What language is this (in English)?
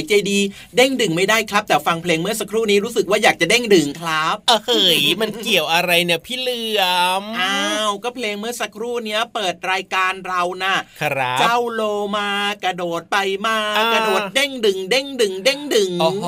Thai